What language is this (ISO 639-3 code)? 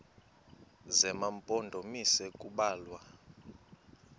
xho